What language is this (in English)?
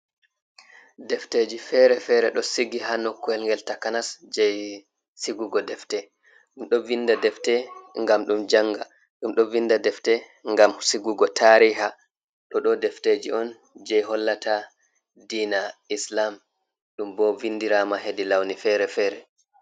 Fula